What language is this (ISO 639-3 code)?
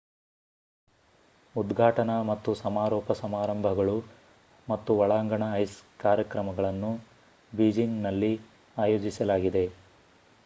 kan